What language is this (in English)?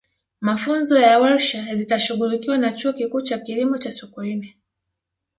Swahili